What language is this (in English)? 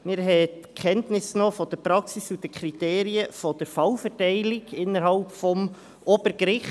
Swiss German